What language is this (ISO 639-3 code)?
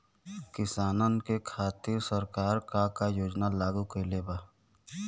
bho